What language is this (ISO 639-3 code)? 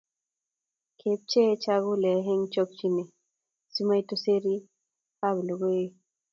kln